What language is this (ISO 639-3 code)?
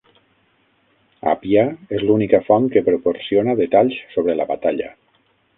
cat